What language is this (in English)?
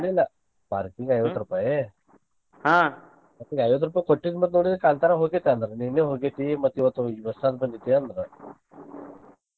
Kannada